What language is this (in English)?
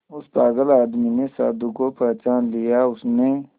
Hindi